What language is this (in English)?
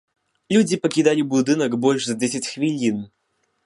Belarusian